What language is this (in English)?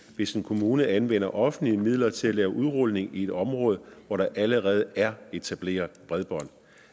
Danish